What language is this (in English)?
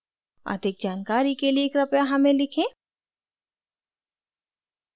Hindi